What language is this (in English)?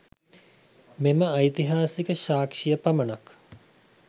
Sinhala